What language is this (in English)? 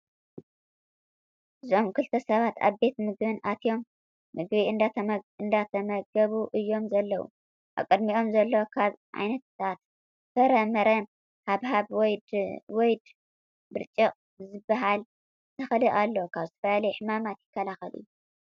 Tigrinya